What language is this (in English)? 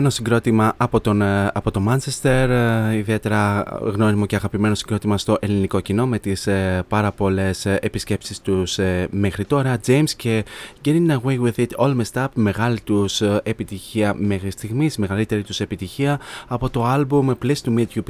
Greek